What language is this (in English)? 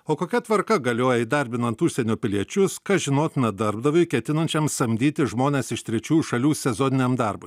Lithuanian